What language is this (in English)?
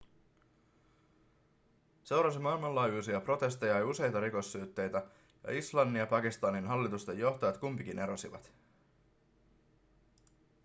Finnish